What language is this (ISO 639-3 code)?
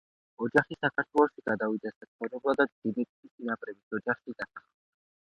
kat